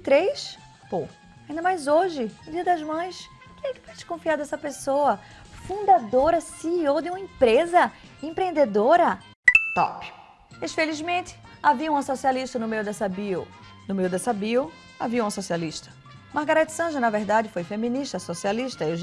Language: Portuguese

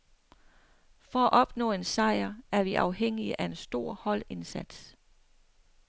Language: Danish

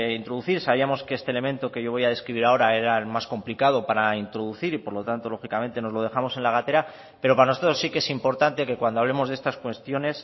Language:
Spanish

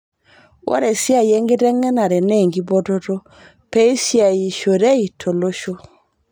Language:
Masai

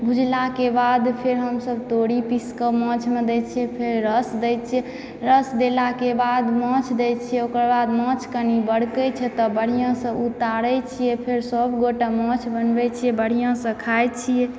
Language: Maithili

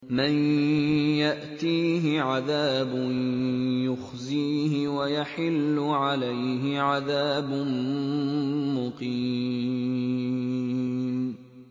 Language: Arabic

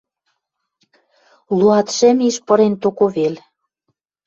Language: Western Mari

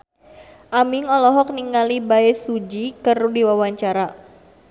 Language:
Sundanese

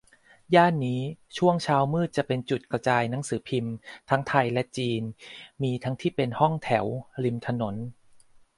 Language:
Thai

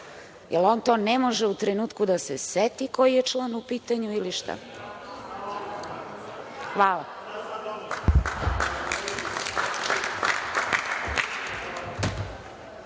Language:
Serbian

